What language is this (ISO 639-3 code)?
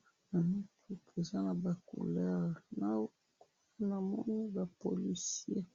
lin